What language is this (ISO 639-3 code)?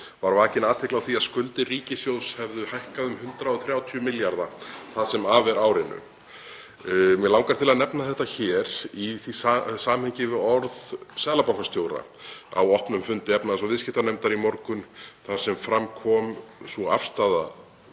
isl